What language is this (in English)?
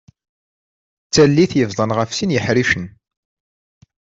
Kabyle